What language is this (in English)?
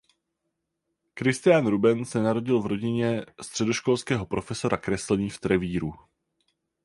Czech